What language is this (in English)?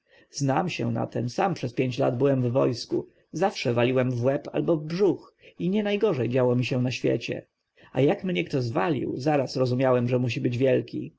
Polish